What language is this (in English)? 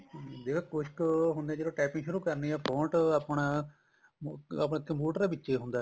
Punjabi